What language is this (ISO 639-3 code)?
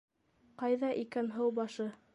bak